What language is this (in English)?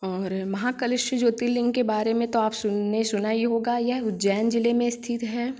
Hindi